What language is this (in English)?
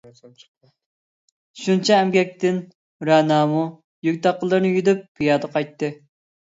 Uyghur